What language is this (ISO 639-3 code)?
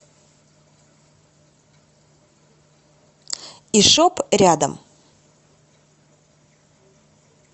rus